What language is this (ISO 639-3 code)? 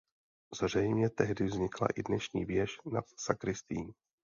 ces